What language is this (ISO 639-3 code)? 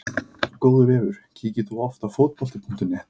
isl